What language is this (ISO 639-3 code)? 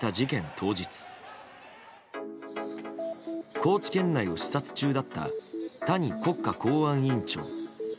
jpn